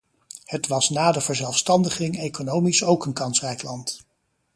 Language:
Dutch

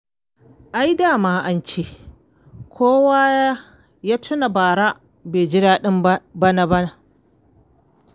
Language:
Hausa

